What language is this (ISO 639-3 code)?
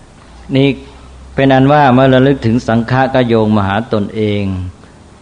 tha